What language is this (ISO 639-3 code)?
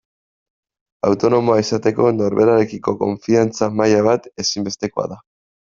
eus